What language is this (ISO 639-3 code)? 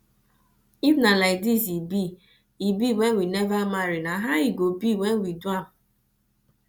pcm